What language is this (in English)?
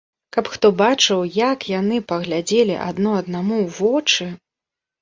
Belarusian